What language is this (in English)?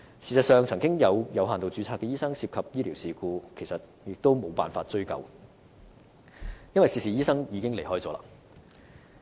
Cantonese